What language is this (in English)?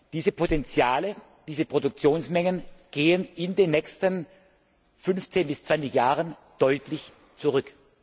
German